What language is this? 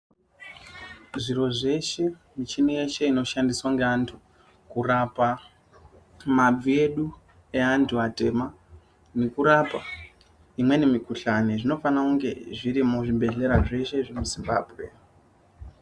Ndau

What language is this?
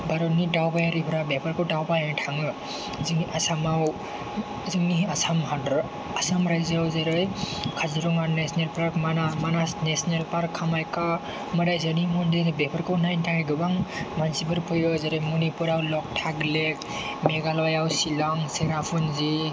Bodo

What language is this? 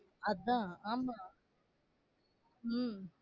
Tamil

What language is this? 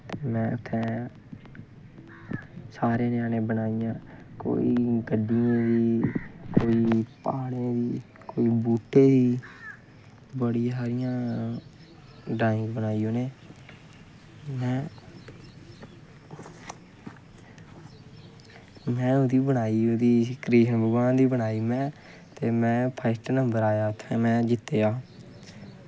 Dogri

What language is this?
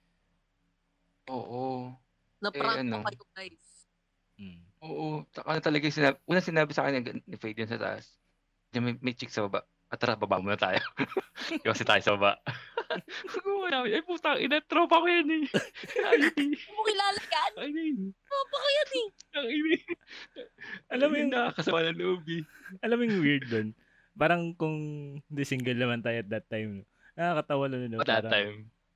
Filipino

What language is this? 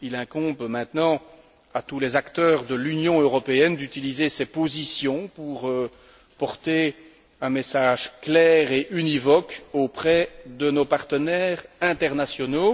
French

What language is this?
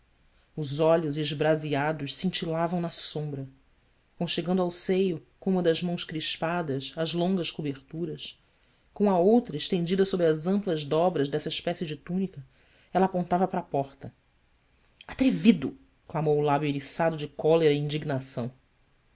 Portuguese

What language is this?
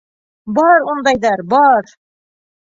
Bashkir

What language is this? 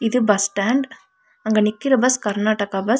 Tamil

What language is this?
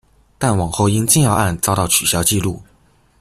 Chinese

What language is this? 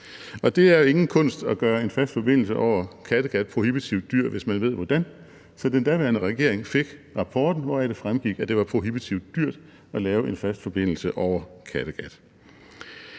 Danish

